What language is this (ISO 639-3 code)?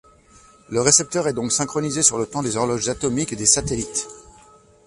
fra